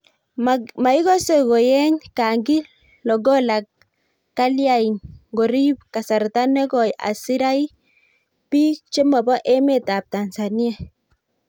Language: Kalenjin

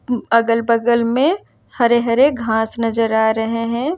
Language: Hindi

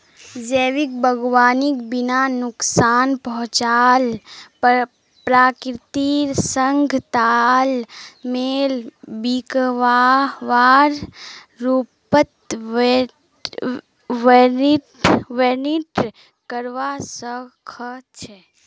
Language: Magahi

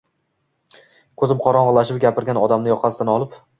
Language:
Uzbek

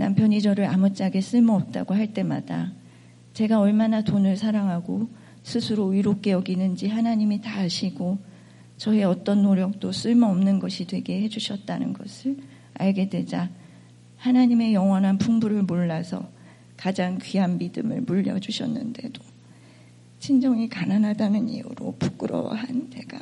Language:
Korean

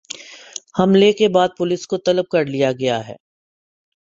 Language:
Urdu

